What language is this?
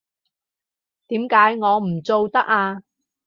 Cantonese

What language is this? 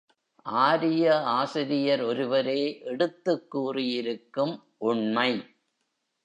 Tamil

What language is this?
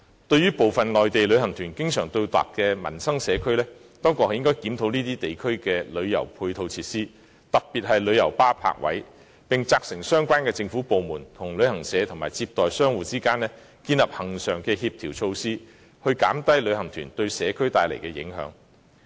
Cantonese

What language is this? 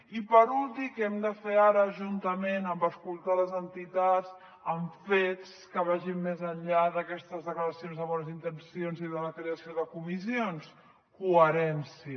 Catalan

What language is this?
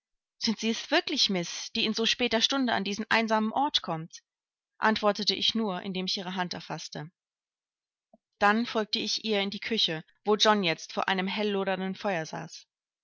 German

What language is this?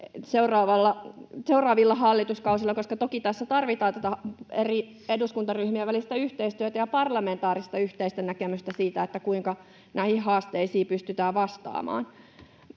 Finnish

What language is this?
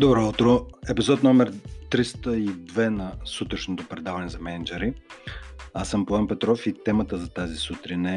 Bulgarian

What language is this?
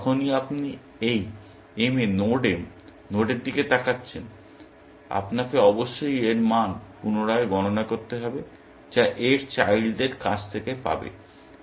Bangla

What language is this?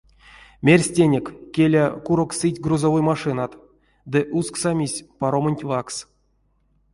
Erzya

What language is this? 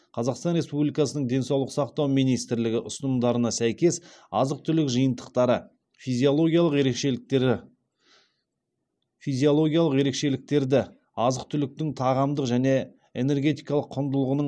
Kazakh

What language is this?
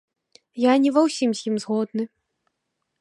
Belarusian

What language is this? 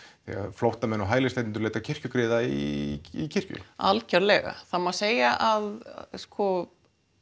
Icelandic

